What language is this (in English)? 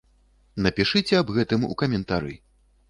Belarusian